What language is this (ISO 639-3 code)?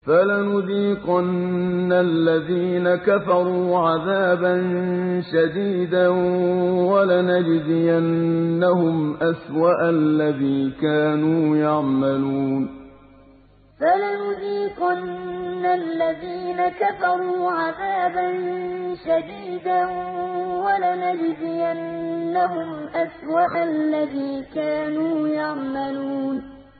ara